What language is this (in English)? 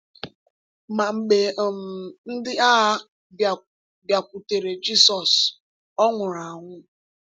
Igbo